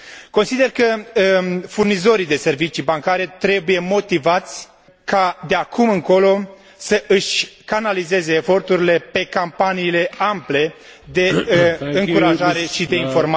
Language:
Romanian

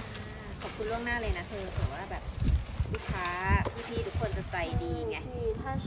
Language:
Thai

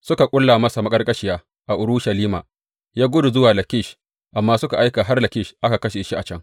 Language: Hausa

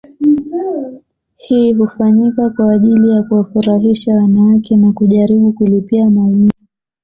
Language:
Swahili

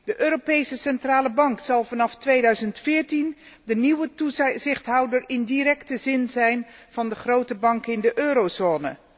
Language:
Dutch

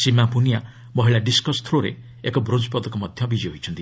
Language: Odia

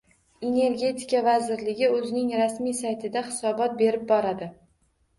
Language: Uzbek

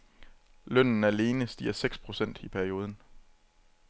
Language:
Danish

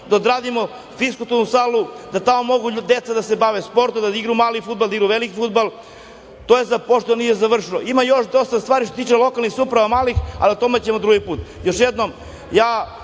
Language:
Serbian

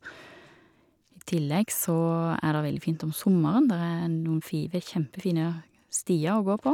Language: Norwegian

